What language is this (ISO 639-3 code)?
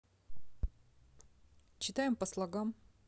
rus